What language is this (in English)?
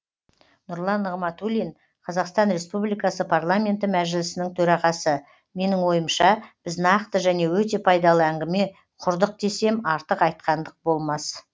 Kazakh